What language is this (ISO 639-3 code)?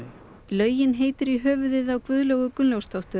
isl